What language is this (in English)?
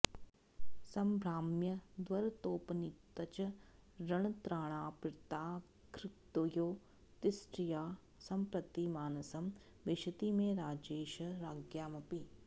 Sanskrit